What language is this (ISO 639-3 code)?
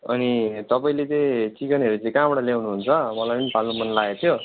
nep